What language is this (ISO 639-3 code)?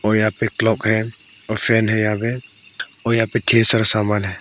hin